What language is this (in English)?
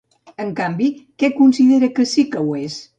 Catalan